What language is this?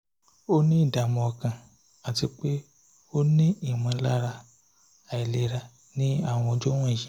Yoruba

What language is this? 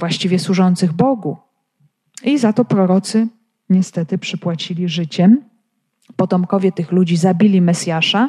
Polish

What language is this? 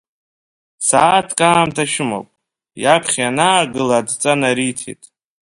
Abkhazian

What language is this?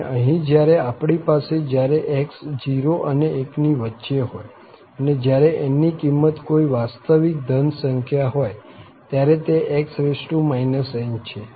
Gujarati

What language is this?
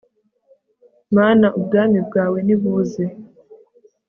Kinyarwanda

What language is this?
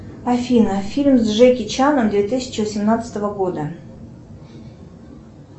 Russian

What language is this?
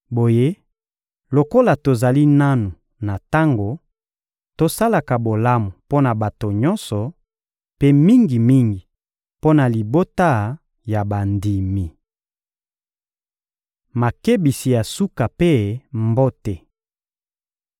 Lingala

